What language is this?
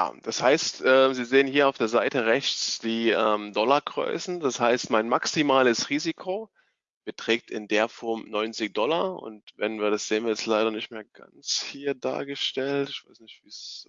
German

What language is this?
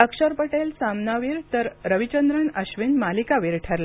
Marathi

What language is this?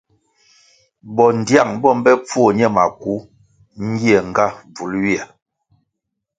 Kwasio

